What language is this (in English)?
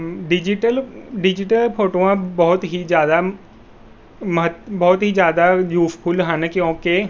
Punjabi